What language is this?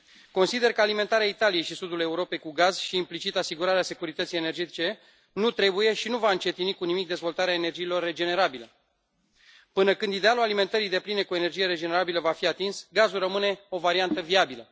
Romanian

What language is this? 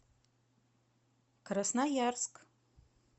Russian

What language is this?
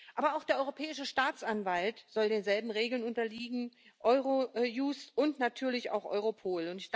German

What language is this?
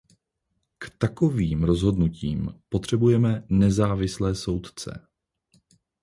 Czech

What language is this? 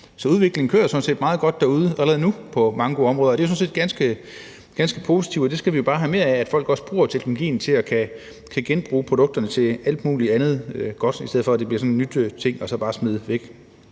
Danish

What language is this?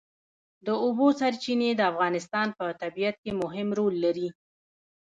Pashto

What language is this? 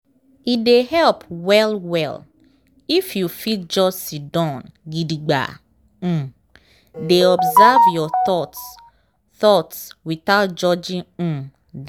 Nigerian Pidgin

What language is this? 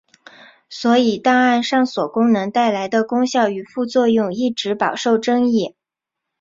Chinese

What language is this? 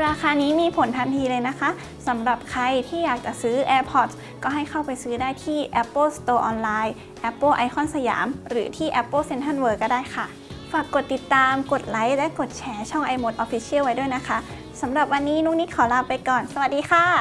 Thai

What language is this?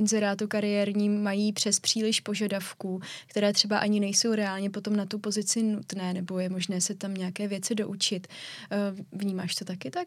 Czech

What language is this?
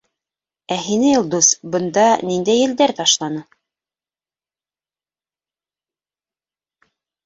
Bashkir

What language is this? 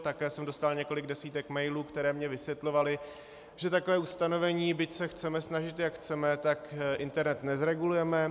Czech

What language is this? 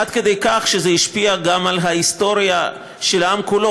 Hebrew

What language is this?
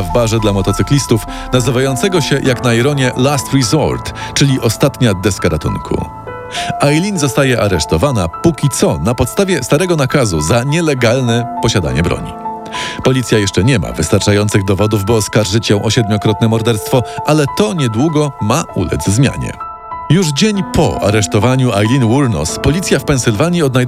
Polish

